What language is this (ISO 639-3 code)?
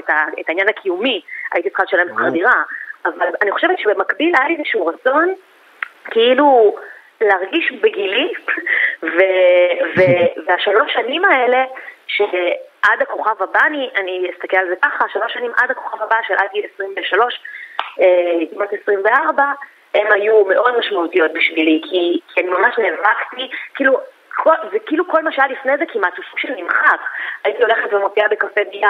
heb